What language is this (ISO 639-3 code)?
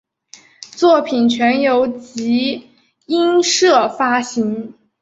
zho